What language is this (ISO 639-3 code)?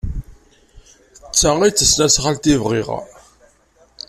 kab